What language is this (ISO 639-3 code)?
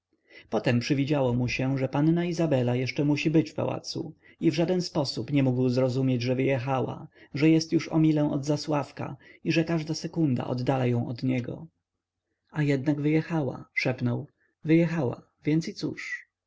pol